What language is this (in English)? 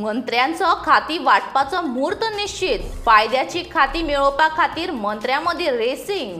Romanian